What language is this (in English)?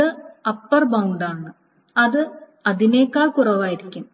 Malayalam